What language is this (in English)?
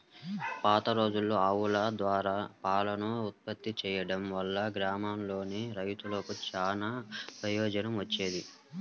Telugu